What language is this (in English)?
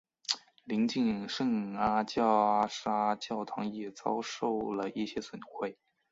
Chinese